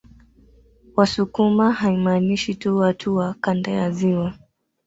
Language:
Swahili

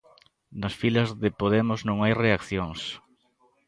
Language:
Galician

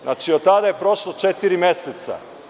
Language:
Serbian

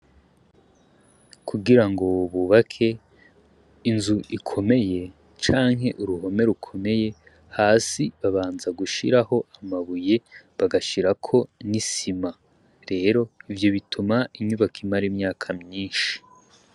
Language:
Rundi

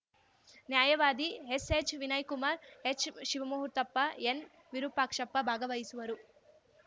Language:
Kannada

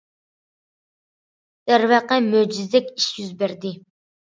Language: Uyghur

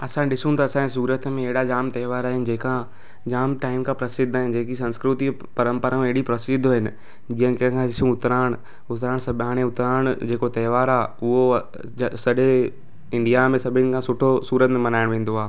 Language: Sindhi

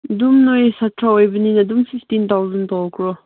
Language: Manipuri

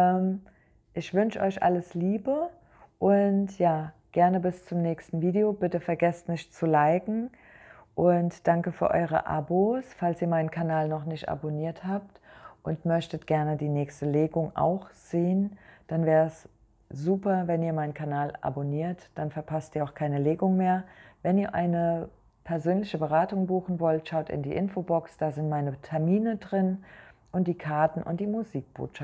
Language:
German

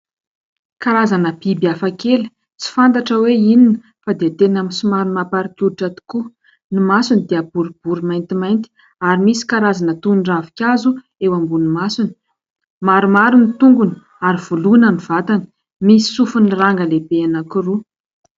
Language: Malagasy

